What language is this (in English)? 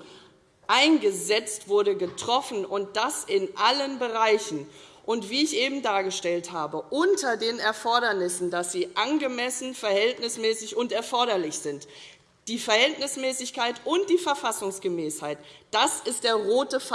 German